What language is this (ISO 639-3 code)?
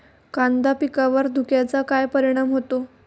mar